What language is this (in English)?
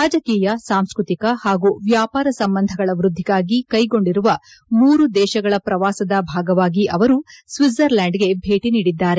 Kannada